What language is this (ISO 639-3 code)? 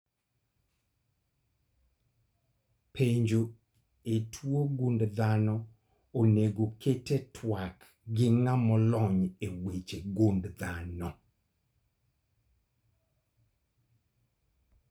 luo